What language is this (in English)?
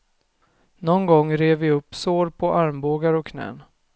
Swedish